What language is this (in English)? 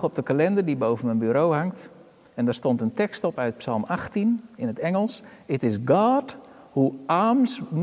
Dutch